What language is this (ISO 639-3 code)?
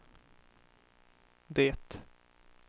swe